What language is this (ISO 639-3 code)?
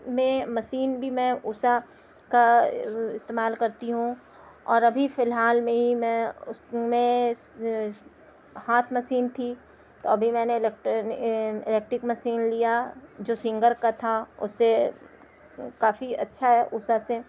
urd